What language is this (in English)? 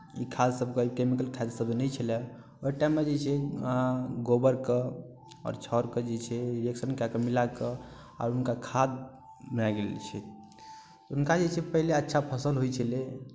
Maithili